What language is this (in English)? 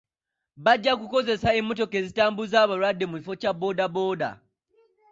Ganda